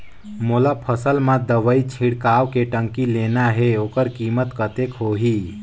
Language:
Chhattisgarhi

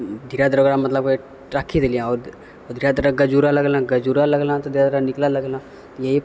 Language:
Maithili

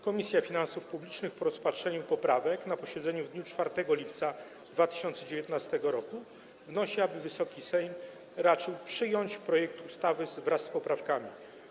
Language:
Polish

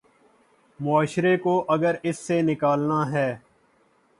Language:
Urdu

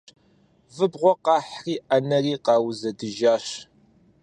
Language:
Kabardian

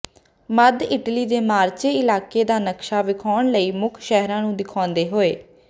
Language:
Punjabi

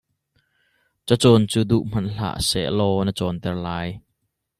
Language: Hakha Chin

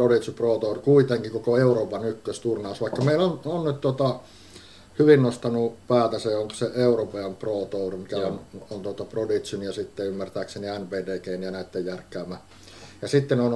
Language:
Finnish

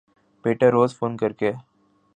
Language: Urdu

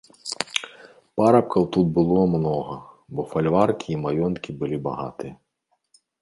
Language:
Belarusian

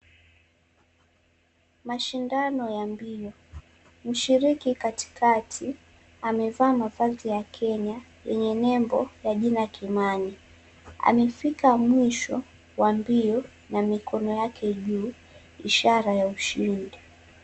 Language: Swahili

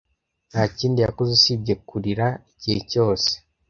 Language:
Kinyarwanda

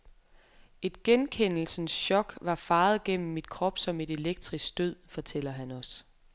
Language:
Danish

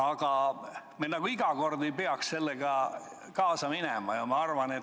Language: Estonian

